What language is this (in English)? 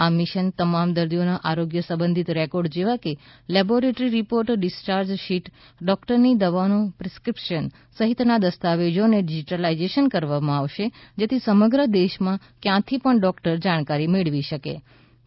Gujarati